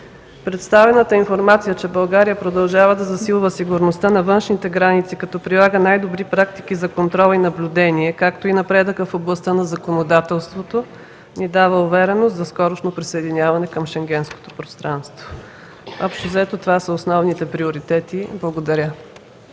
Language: Bulgarian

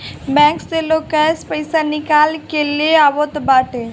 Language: Bhojpuri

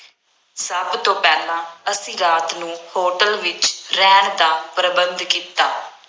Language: Punjabi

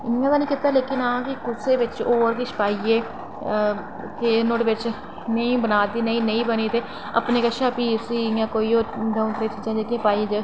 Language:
Dogri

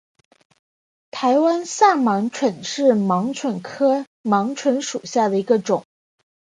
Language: Chinese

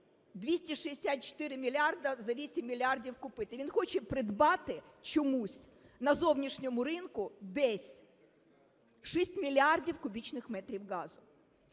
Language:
Ukrainian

